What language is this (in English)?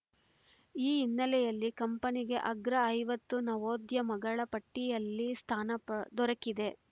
Kannada